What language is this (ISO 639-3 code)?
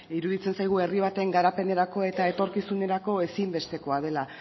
eus